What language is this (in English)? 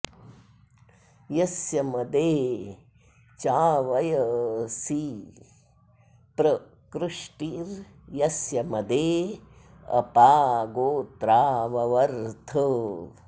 Sanskrit